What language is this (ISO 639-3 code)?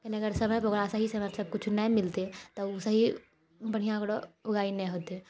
mai